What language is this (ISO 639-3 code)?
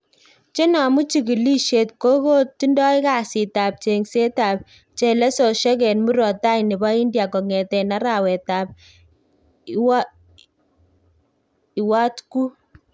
kln